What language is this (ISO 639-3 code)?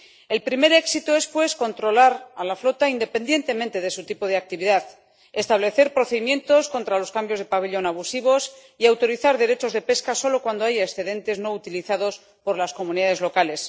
spa